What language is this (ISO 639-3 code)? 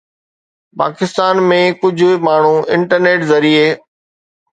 snd